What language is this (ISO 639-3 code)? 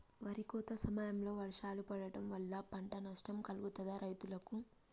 tel